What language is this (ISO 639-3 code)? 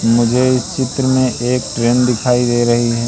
hin